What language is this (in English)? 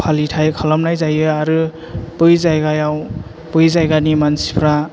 Bodo